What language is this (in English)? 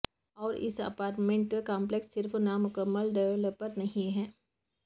Urdu